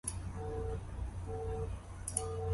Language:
Greek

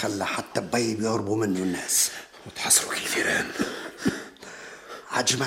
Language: Arabic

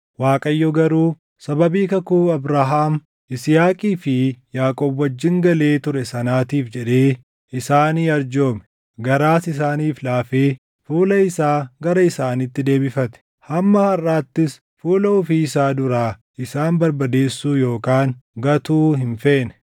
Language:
Oromo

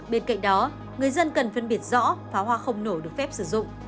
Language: Vietnamese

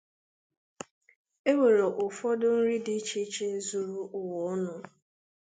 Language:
Igbo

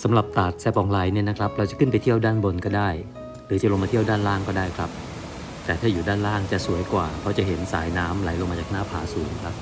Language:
Thai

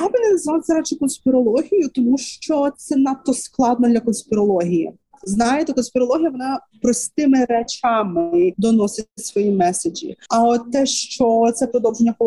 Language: Ukrainian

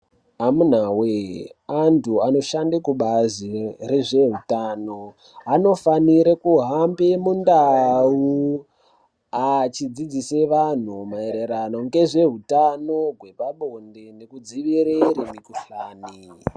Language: Ndau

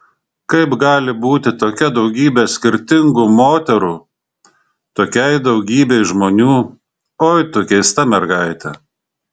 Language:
Lithuanian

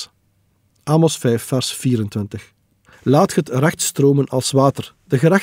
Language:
Dutch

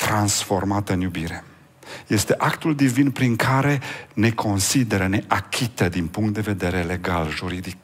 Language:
Romanian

